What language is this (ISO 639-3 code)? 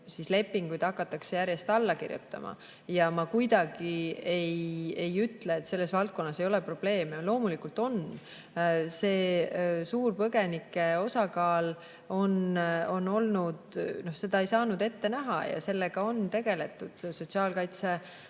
est